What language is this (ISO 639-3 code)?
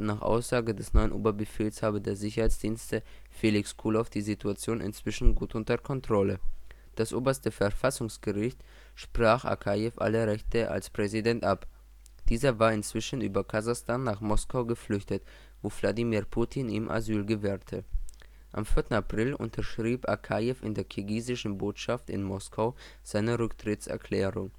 deu